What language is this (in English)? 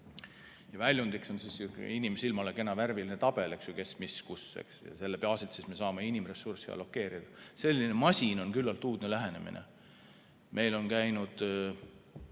Estonian